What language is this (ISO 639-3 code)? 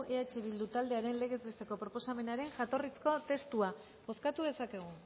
eus